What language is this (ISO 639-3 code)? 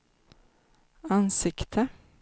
swe